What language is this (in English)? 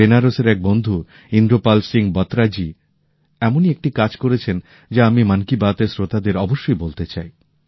Bangla